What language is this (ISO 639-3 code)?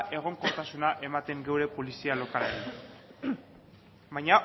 eus